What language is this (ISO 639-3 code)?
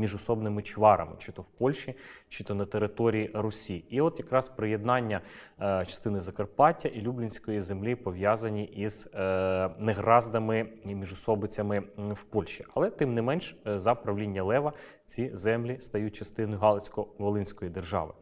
ukr